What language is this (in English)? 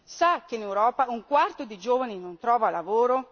Italian